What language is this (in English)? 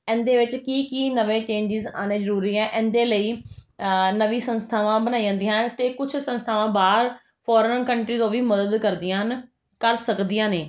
Punjabi